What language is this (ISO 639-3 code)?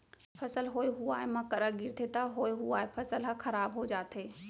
hne